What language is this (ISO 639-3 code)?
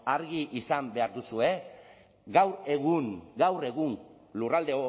eus